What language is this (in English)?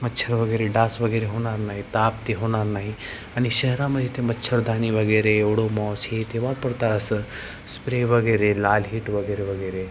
Marathi